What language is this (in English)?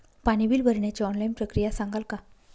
Marathi